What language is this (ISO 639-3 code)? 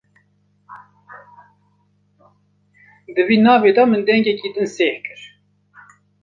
kur